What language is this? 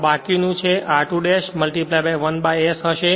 Gujarati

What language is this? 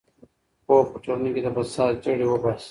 Pashto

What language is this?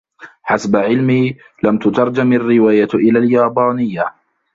Arabic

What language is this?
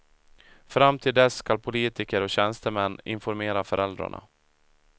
Swedish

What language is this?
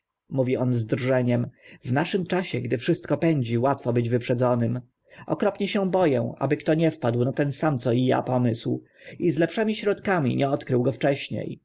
Polish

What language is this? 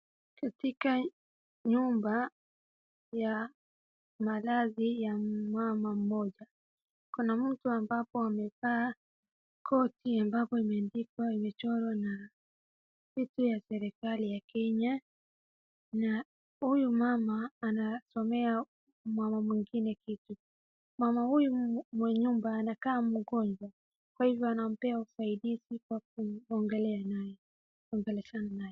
Swahili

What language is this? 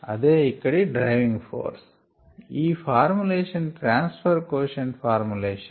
Telugu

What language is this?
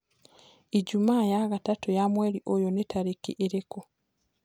Kikuyu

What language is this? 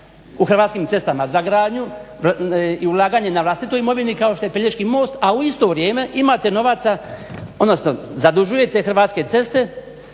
Croatian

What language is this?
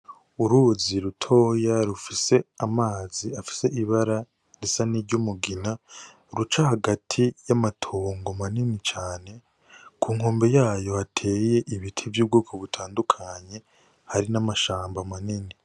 Rundi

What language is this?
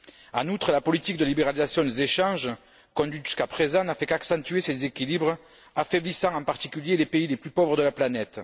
French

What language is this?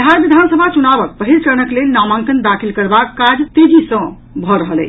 Maithili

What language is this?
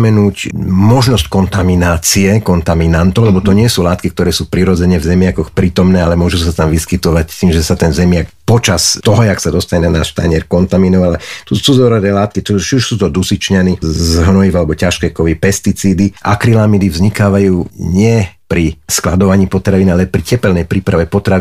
Slovak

